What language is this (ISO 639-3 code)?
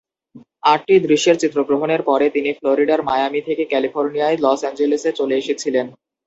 ben